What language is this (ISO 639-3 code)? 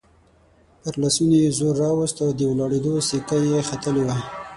pus